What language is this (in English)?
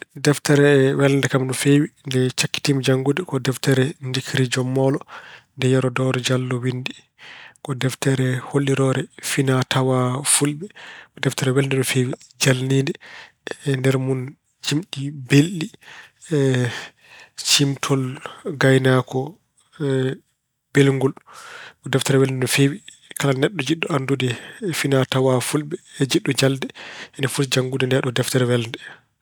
Fula